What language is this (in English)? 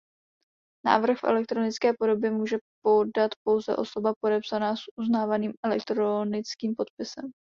Czech